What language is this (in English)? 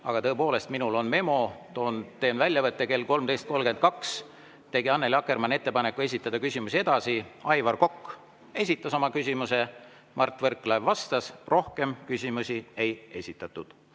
Estonian